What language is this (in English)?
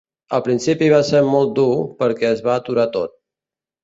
Catalan